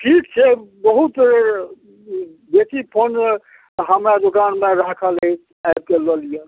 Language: Maithili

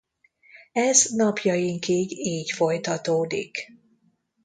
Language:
Hungarian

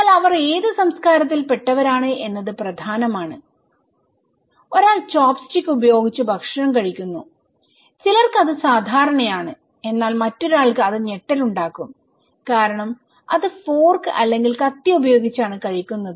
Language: Malayalam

